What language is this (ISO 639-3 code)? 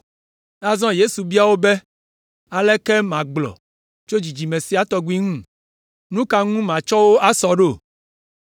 ewe